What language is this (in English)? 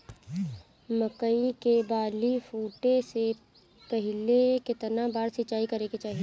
Bhojpuri